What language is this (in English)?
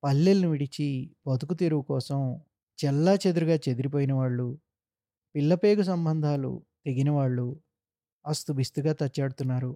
Telugu